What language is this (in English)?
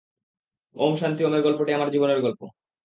Bangla